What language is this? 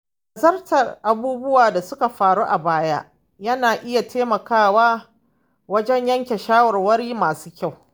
Hausa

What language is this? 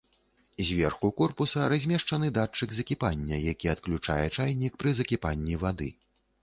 Belarusian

